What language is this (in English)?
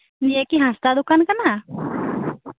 Santali